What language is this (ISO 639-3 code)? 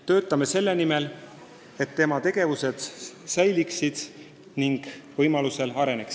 est